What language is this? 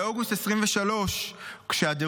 Hebrew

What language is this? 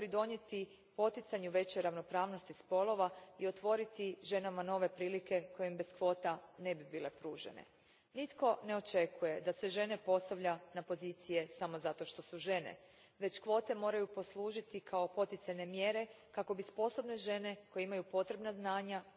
Croatian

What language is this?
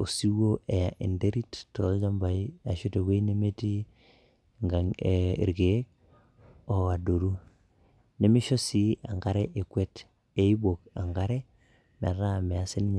Masai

